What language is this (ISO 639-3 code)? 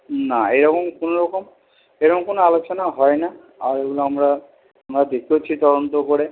ben